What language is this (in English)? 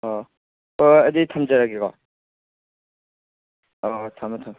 Manipuri